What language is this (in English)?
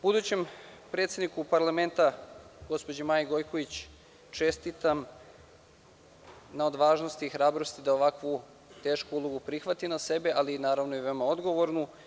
Serbian